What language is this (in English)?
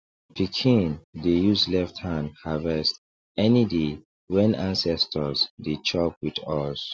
Nigerian Pidgin